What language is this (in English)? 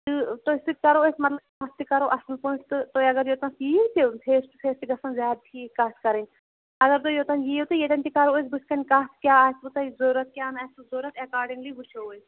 Kashmiri